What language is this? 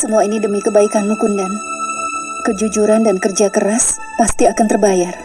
Indonesian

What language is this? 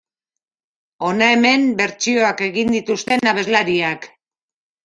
Basque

